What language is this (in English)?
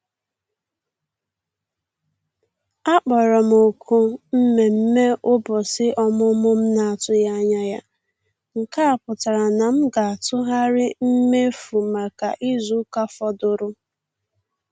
Igbo